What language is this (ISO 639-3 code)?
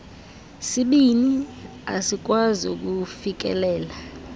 xho